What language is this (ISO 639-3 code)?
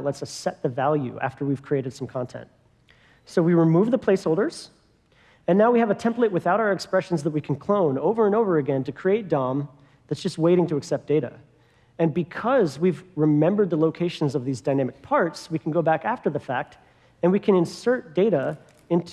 eng